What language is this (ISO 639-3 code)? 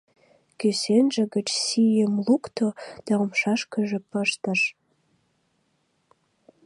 chm